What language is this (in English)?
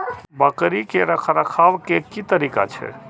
Maithili